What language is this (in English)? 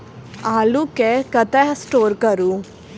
Maithili